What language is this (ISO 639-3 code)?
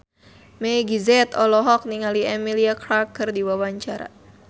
sun